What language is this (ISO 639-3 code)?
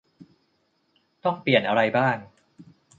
tha